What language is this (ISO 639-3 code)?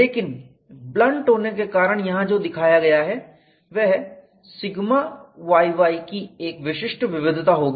hin